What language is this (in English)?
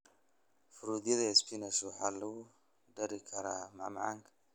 Somali